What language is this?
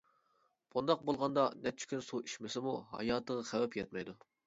Uyghur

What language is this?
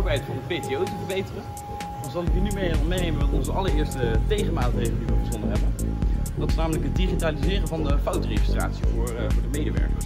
Dutch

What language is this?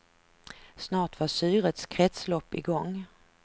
Swedish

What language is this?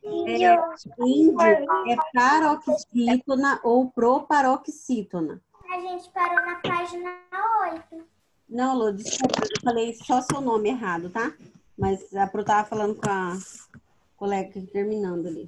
Portuguese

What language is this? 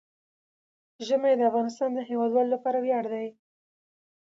Pashto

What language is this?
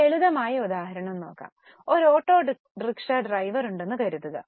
Malayalam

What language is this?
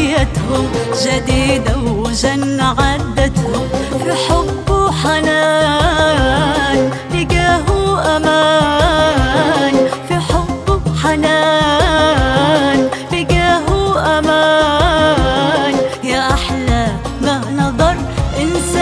Arabic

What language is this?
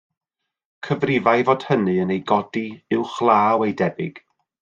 Welsh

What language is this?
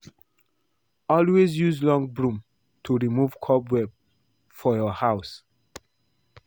Nigerian Pidgin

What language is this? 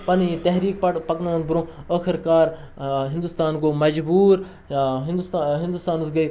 Kashmiri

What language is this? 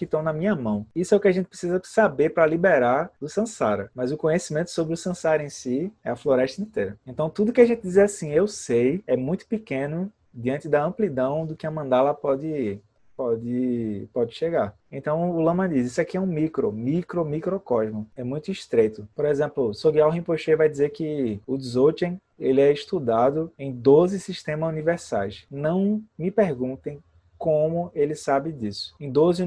Portuguese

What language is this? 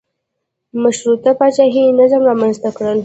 Pashto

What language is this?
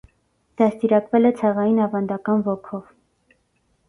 Armenian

